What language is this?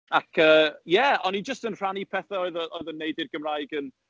Welsh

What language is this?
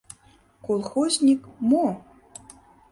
Mari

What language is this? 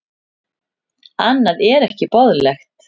Icelandic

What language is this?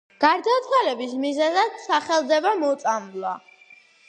Georgian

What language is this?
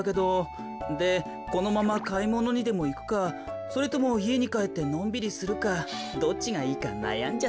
Japanese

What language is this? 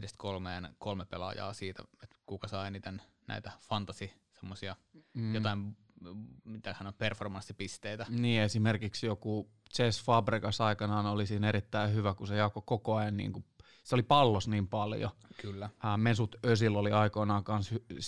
Finnish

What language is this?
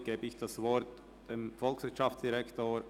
Swiss German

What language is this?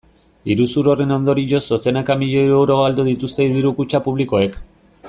Basque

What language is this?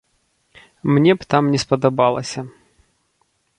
Belarusian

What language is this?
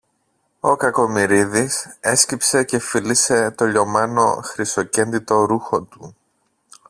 Greek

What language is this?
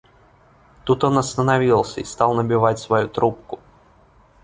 Russian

